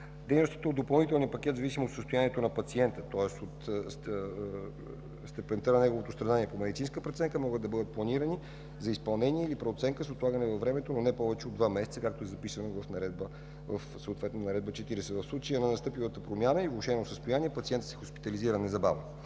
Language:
Bulgarian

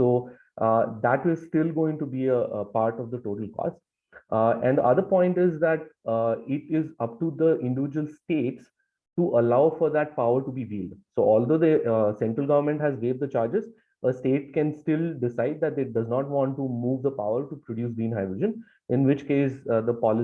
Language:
English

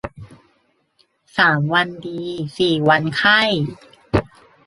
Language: Thai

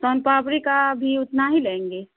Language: Urdu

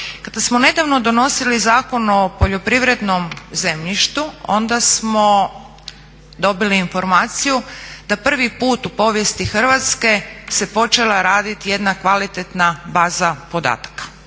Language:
Croatian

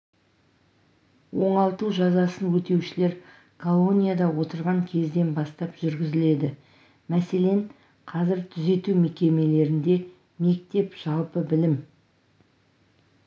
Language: Kazakh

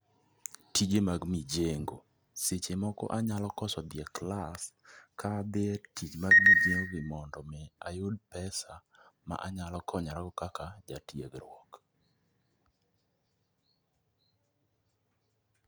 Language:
Luo (Kenya and Tanzania)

